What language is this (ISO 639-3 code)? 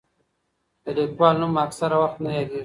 pus